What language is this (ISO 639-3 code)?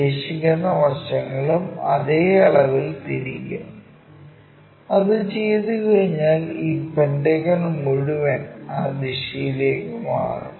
mal